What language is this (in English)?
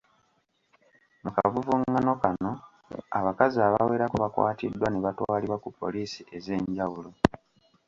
Ganda